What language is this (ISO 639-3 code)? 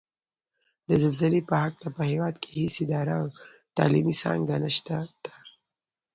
pus